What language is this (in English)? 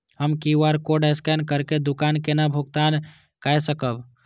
Maithili